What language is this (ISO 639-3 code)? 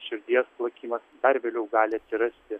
lit